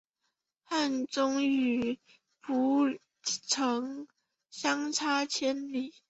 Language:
Chinese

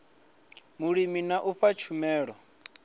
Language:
Venda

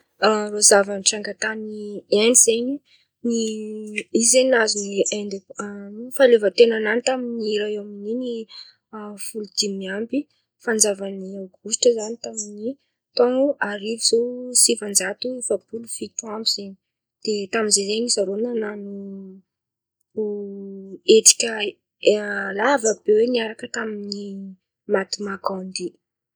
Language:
Antankarana Malagasy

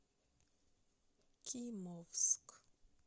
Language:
Russian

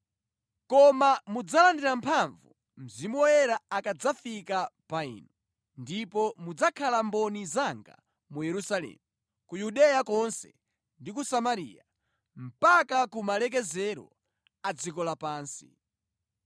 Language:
Nyanja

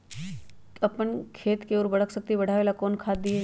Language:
Magahi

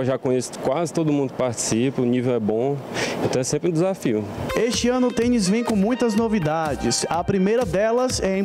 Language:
Portuguese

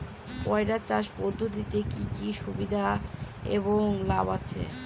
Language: Bangla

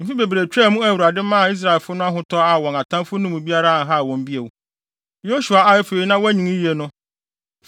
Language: Akan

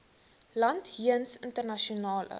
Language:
Afrikaans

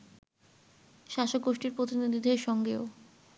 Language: Bangla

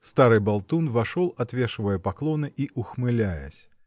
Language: Russian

